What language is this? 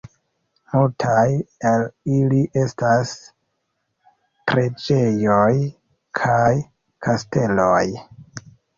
Esperanto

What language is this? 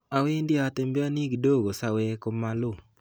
Kalenjin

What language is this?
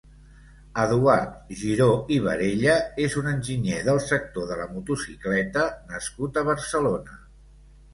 Catalan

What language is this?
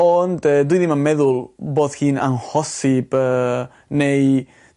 Welsh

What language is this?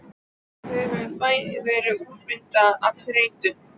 Icelandic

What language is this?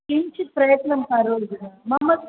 Sanskrit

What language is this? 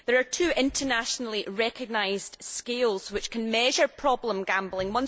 English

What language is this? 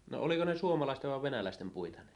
Finnish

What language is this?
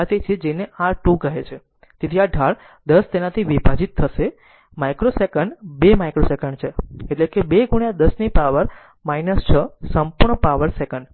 Gujarati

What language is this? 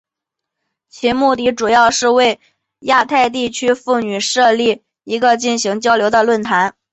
Chinese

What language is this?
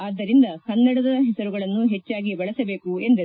Kannada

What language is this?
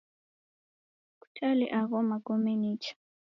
Taita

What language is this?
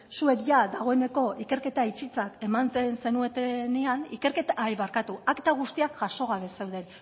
Basque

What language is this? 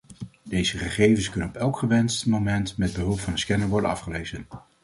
Dutch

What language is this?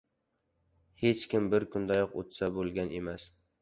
Uzbek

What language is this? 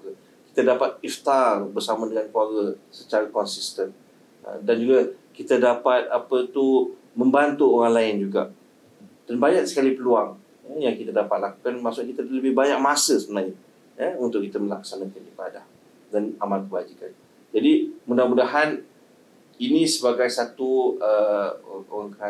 Malay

